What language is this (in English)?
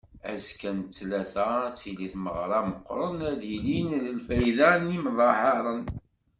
Kabyle